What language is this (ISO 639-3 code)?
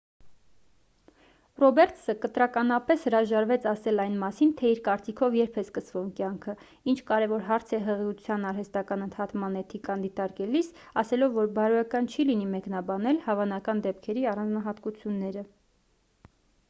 hye